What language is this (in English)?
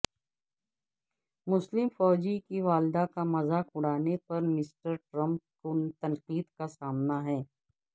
Urdu